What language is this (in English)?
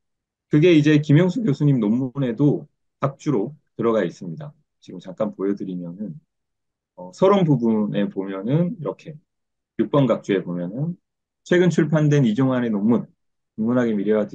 Korean